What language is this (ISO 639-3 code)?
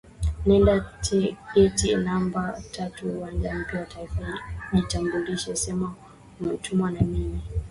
swa